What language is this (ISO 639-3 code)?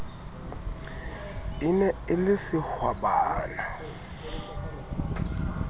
sot